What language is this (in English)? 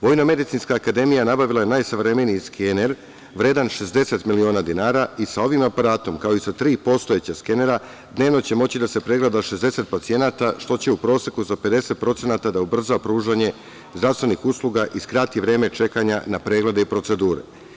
Serbian